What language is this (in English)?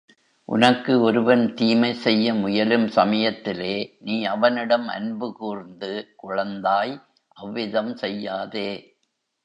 Tamil